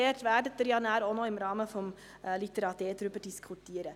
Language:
Swiss German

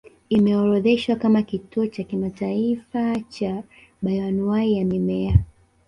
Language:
Swahili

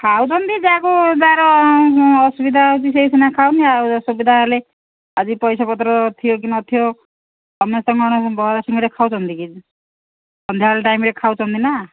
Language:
Odia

